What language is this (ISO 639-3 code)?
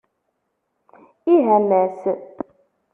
kab